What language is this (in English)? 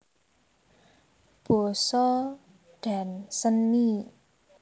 Javanese